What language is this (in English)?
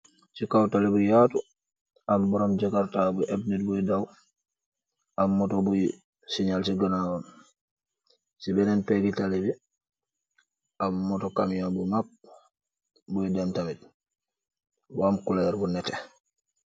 Wolof